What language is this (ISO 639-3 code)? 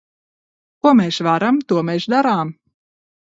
lav